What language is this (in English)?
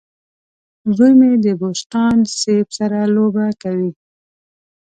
Pashto